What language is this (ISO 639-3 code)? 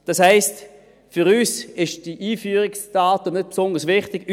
gsw